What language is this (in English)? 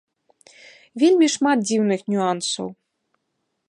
Belarusian